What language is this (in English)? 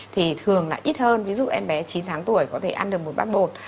Vietnamese